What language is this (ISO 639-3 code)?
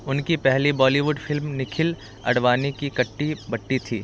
hin